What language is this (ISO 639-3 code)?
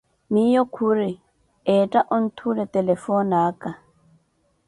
eko